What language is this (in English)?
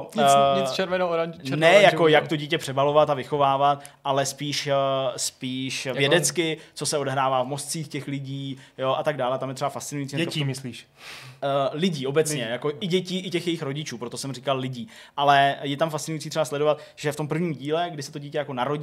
Czech